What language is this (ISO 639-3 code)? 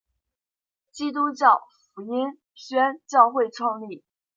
zho